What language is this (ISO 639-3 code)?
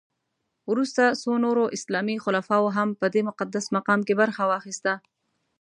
pus